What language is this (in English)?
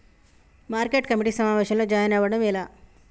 Telugu